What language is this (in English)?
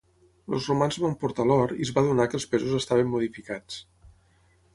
Catalan